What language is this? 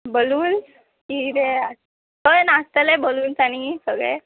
Konkani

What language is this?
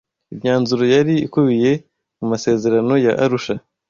Kinyarwanda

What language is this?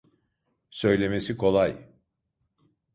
Turkish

